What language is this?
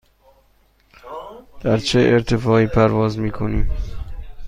Persian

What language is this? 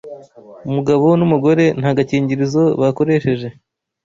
Kinyarwanda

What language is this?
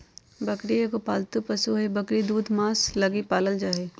Magahi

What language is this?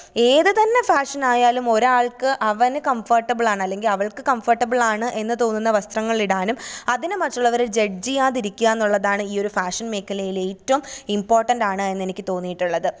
Malayalam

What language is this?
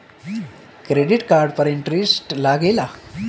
Bhojpuri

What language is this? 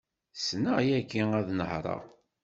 Kabyle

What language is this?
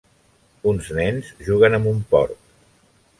Catalan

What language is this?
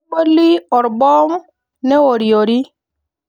Masai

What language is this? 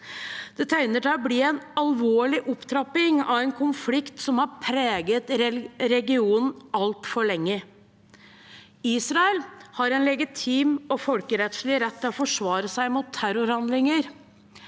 Norwegian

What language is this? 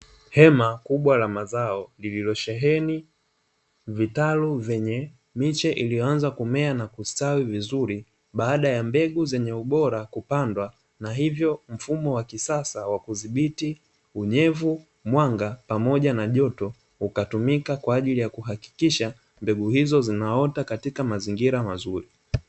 Swahili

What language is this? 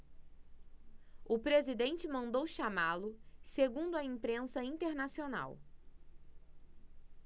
Portuguese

